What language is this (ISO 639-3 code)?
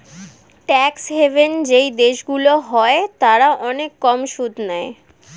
ben